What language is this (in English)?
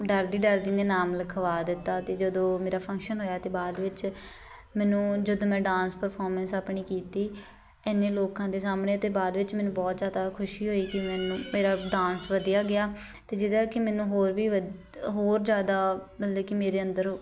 Punjabi